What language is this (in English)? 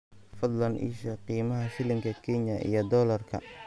Somali